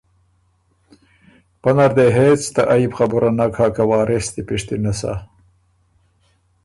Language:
Ormuri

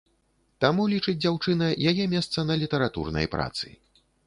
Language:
Belarusian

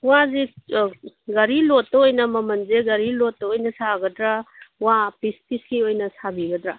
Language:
Manipuri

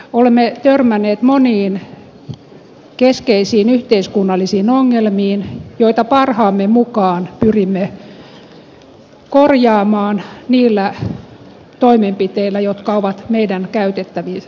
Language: Finnish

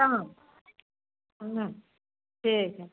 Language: Maithili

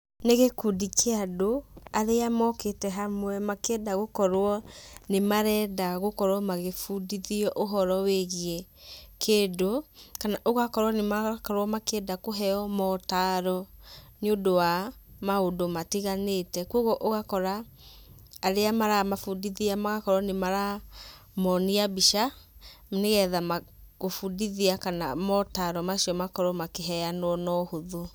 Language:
Kikuyu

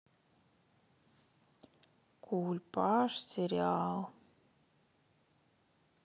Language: Russian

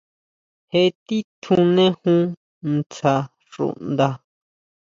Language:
Huautla Mazatec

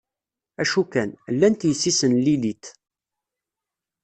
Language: Kabyle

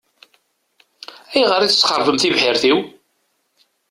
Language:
Kabyle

